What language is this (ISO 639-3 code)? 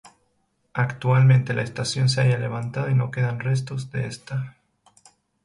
spa